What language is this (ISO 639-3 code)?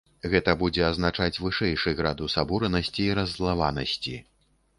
bel